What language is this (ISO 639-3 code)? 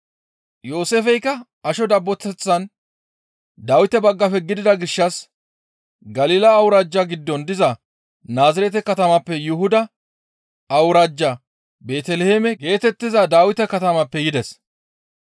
gmv